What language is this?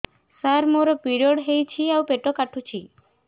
Odia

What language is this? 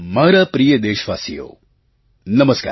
Gujarati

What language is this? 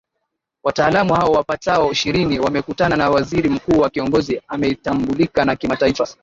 Swahili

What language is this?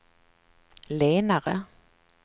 Swedish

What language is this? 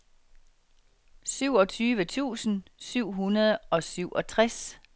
Danish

